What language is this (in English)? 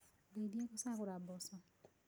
Kikuyu